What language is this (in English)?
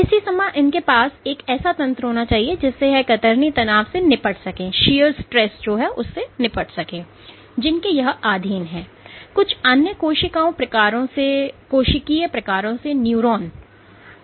Hindi